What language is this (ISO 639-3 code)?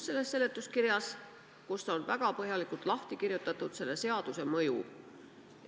est